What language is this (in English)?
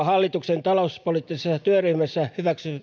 Finnish